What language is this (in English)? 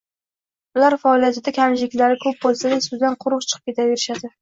Uzbek